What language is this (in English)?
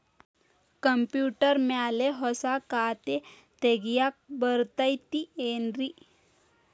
Kannada